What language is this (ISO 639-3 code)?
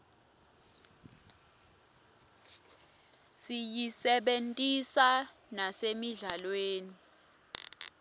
ssw